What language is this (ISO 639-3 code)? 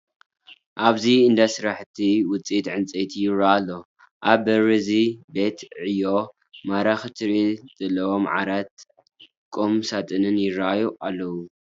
tir